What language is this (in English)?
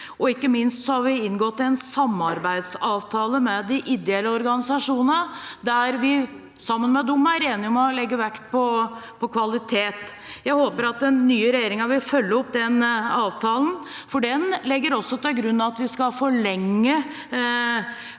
Norwegian